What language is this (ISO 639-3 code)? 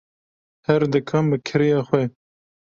kur